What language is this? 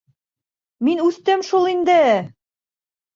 Bashkir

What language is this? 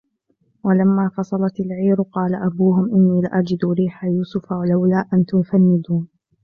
Arabic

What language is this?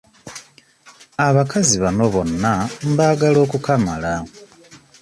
Ganda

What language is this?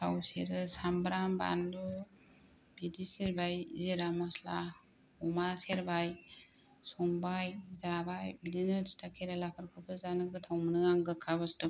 Bodo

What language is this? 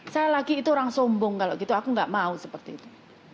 Indonesian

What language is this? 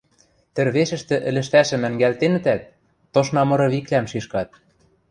Western Mari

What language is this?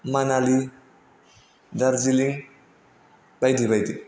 Bodo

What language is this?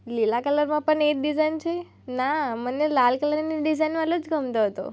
Gujarati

